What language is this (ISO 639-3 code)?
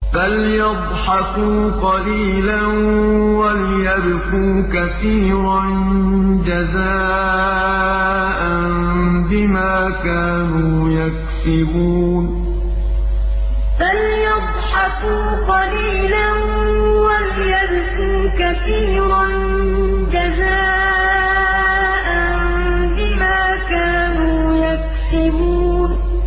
ara